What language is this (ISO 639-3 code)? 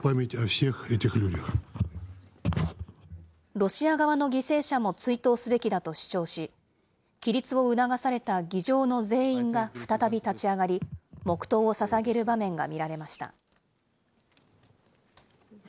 jpn